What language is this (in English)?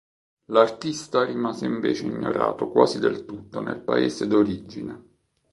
Italian